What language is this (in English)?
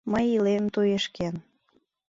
Mari